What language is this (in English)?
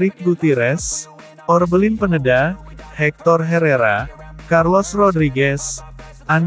Indonesian